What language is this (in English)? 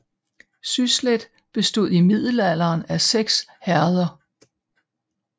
Danish